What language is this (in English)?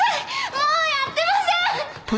Japanese